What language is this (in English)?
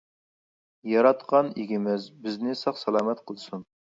Uyghur